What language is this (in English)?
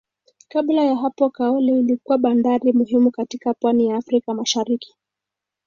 Swahili